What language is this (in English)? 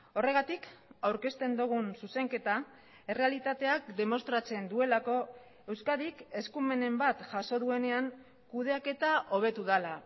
Basque